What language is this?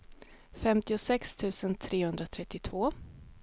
Swedish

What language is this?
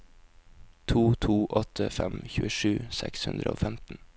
Norwegian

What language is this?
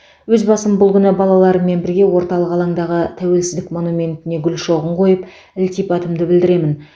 Kazakh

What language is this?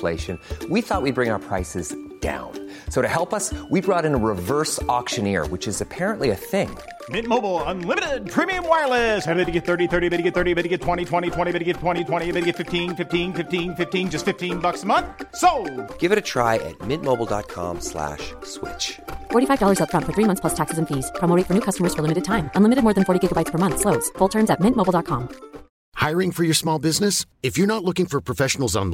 French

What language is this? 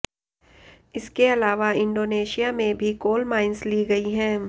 Hindi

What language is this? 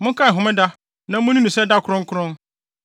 Akan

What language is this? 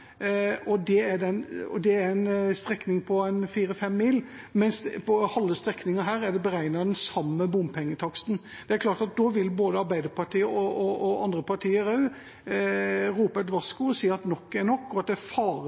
Norwegian Bokmål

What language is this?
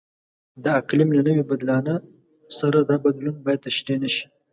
Pashto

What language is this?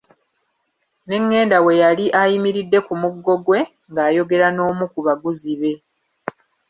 Ganda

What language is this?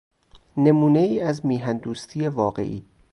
Persian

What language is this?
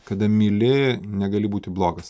Lithuanian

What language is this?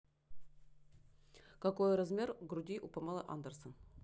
Russian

